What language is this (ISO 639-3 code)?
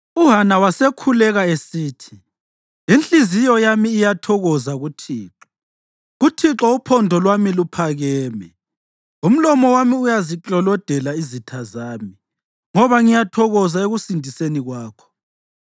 nde